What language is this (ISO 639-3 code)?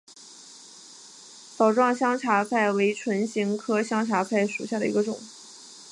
zho